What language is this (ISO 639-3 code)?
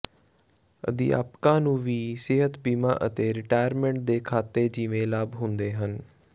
pan